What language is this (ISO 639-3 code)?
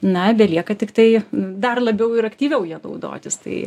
lit